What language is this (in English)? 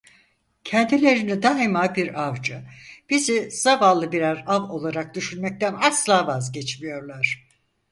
Turkish